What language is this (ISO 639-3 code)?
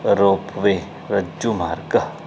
san